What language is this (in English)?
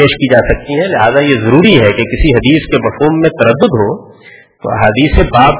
Urdu